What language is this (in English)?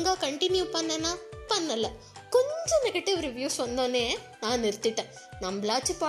Tamil